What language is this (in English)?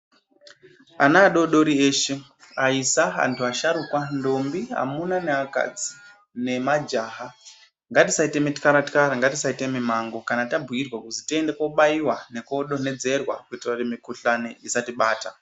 Ndau